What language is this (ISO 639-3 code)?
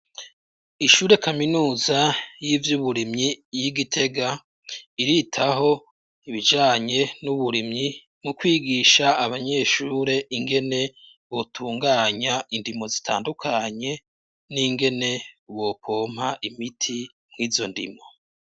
run